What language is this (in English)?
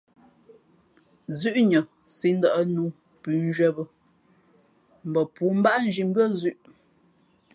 Fe'fe'